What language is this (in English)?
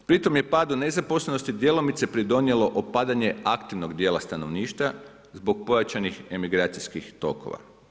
Croatian